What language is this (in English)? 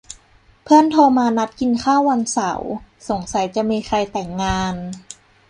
Thai